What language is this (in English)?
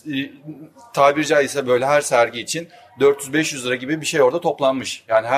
Turkish